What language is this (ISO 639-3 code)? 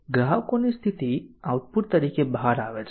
guj